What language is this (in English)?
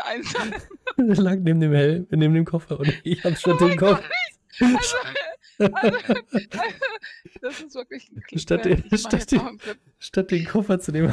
German